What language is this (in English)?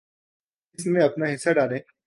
Urdu